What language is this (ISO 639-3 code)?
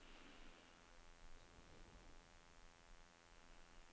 nor